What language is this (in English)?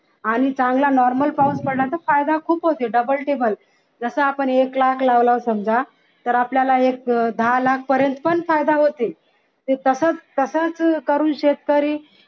Marathi